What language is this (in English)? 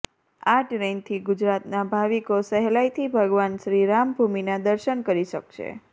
Gujarati